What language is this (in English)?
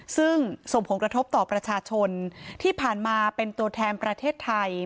Thai